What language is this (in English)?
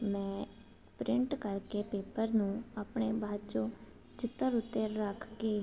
Punjabi